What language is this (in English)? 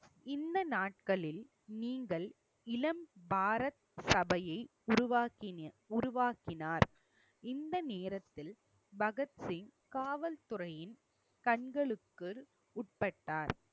Tamil